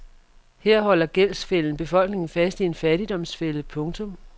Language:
Danish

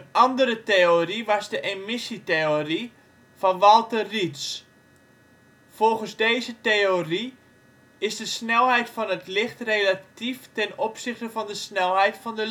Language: Dutch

